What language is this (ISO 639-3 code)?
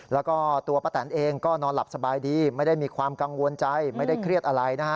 tha